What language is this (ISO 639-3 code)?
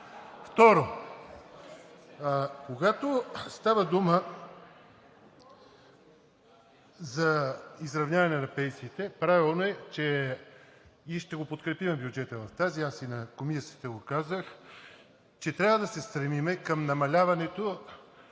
bul